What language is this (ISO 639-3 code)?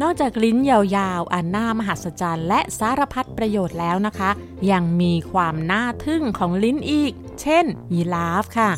tha